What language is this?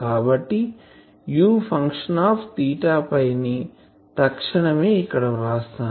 Telugu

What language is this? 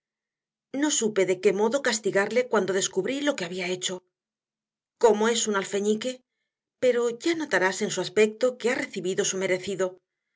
Spanish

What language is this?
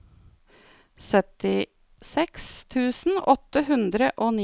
Norwegian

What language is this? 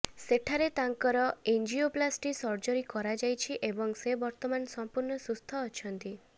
Odia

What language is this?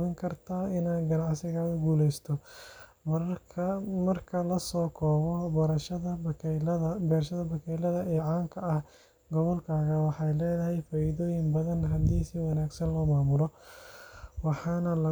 Somali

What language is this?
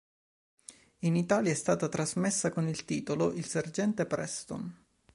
Italian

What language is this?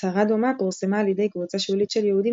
Hebrew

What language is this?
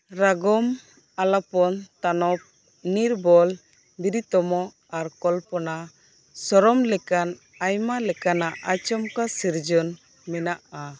Santali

